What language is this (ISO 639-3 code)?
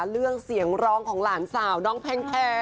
tha